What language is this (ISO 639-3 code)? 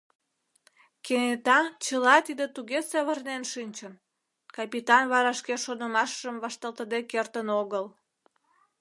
chm